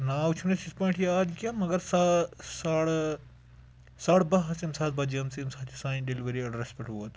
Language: Kashmiri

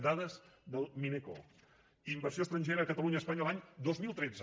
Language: Catalan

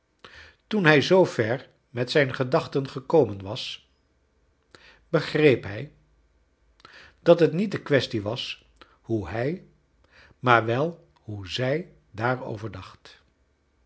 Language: Dutch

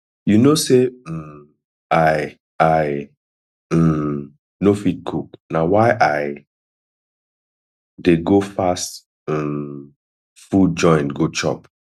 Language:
Nigerian Pidgin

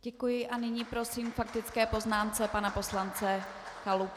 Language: Czech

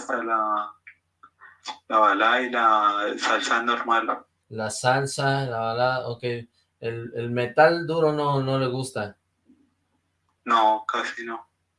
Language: Spanish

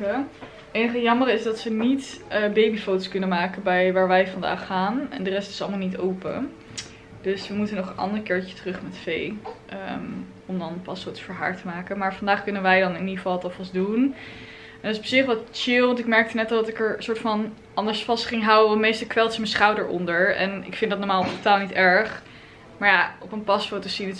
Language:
Dutch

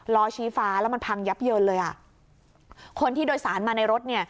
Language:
Thai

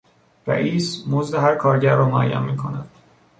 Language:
Persian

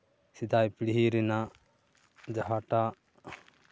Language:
Santali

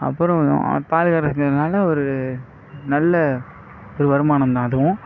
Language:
Tamil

